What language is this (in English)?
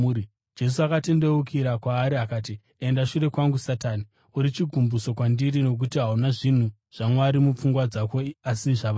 Shona